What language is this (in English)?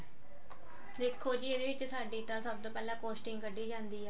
Punjabi